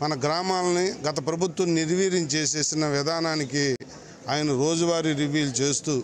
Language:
Telugu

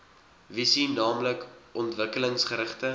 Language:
Afrikaans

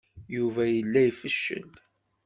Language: Kabyle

